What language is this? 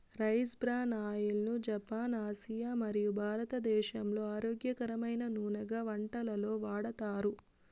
Telugu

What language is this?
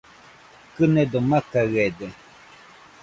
Nüpode Huitoto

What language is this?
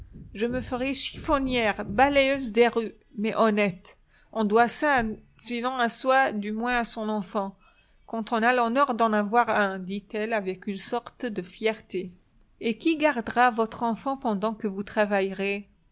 French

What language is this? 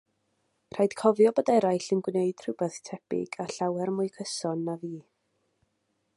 Welsh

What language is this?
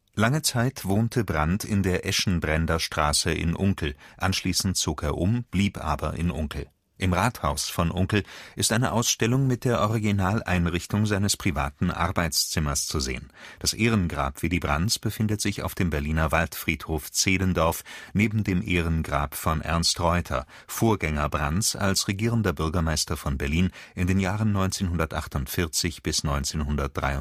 German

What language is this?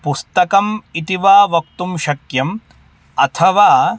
Sanskrit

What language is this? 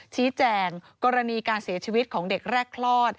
Thai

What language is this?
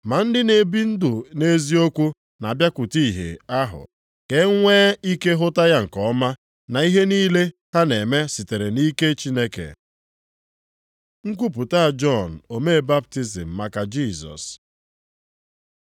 Igbo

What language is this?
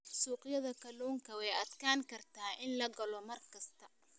Somali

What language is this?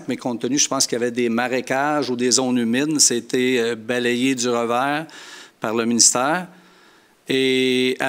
French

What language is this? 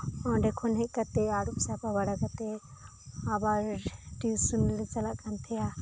Santali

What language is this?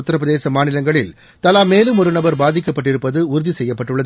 Tamil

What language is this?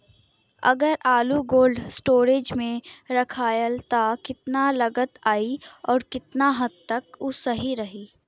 Bhojpuri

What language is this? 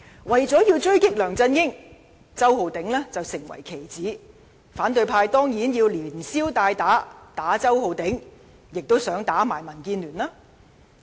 Cantonese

